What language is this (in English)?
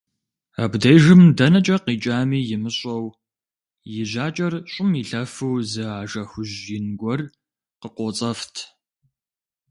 Kabardian